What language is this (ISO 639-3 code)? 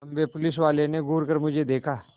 hin